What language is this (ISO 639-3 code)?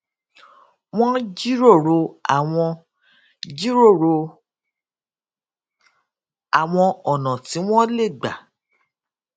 yor